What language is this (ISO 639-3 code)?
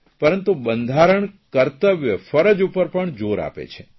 guj